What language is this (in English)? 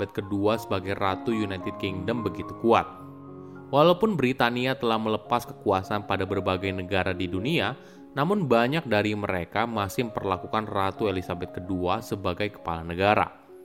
Indonesian